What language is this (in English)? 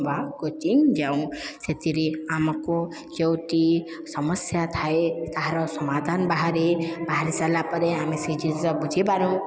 Odia